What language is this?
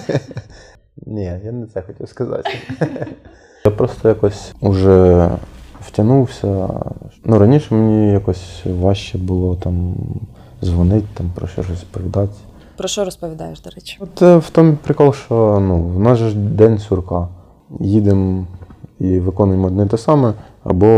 Ukrainian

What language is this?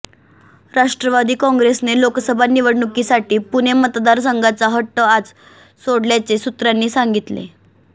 Marathi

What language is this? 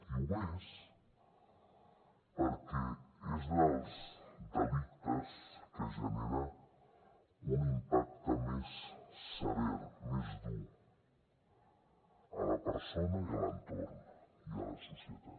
Catalan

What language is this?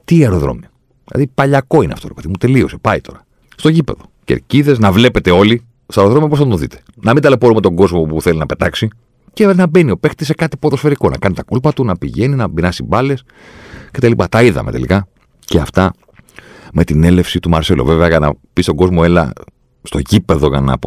Greek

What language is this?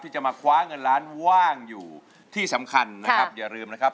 Thai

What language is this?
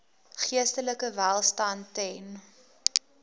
Afrikaans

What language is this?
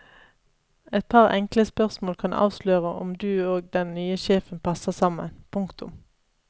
Norwegian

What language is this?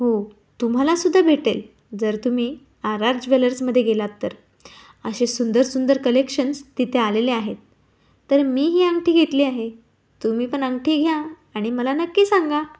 Marathi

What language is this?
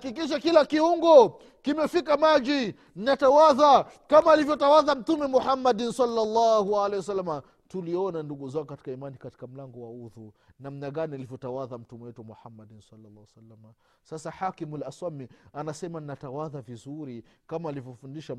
Swahili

